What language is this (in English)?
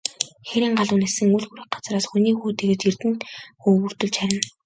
Mongolian